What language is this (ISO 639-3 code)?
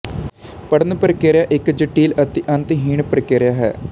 pan